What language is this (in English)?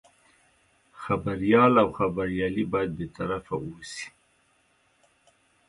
Pashto